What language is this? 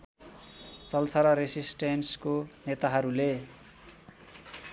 Nepali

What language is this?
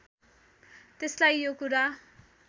Nepali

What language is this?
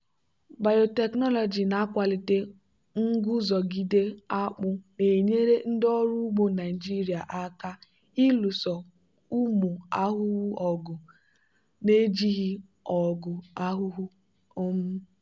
Igbo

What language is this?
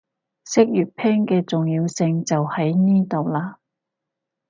Cantonese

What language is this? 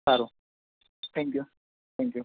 Gujarati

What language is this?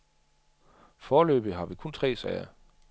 Danish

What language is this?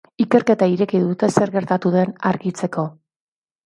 Basque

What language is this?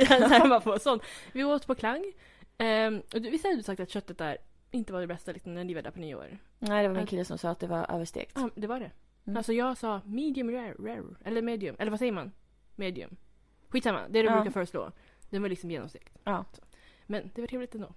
Swedish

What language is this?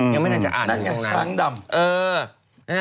Thai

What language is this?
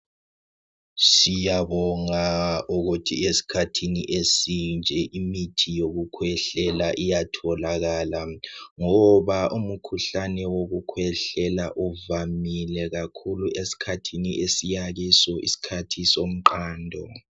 North Ndebele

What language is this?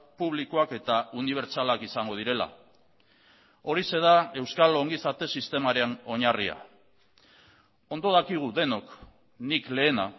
Basque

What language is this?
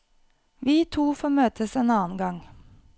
Norwegian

